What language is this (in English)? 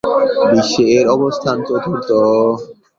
Bangla